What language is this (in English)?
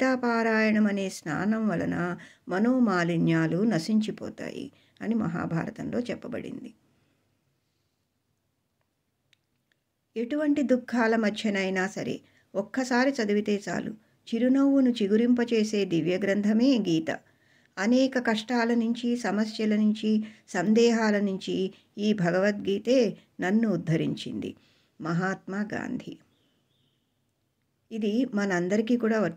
Romanian